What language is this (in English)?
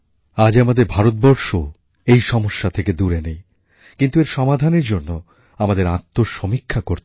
Bangla